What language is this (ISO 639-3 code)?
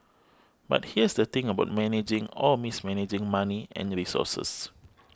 eng